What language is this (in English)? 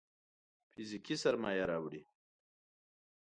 Pashto